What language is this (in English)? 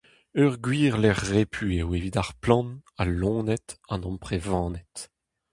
Breton